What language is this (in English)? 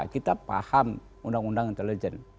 Indonesian